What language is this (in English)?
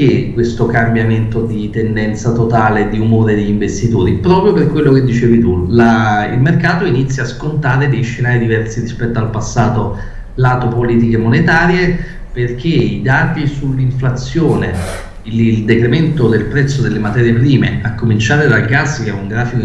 Italian